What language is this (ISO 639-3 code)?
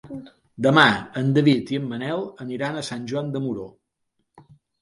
cat